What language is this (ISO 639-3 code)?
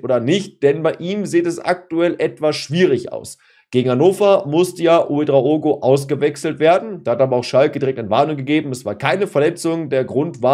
deu